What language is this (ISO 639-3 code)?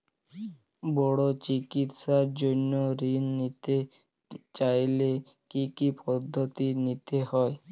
ben